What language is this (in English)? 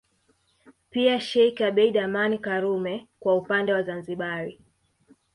Swahili